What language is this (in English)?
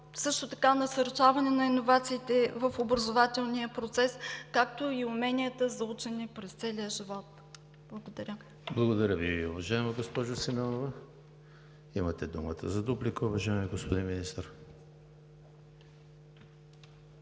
Bulgarian